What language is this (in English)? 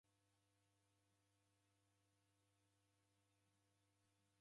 Taita